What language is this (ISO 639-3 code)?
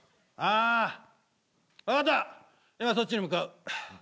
jpn